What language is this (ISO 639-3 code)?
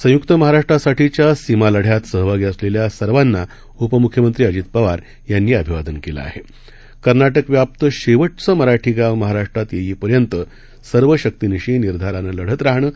mar